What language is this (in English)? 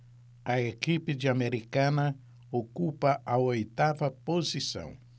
Portuguese